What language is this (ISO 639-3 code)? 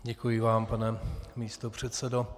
ces